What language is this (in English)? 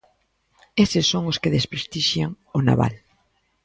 Galician